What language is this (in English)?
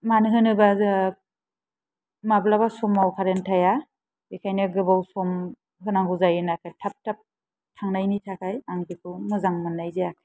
Bodo